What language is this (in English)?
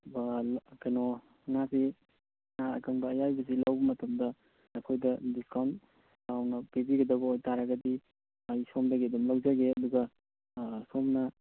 Manipuri